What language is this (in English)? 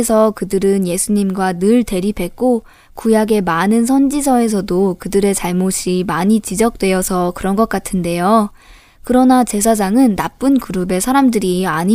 Korean